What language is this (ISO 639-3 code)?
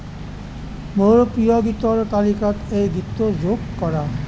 asm